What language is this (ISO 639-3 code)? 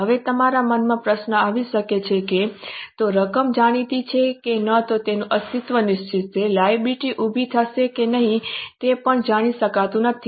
guj